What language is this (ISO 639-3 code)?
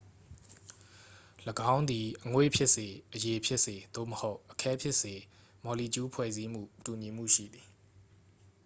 mya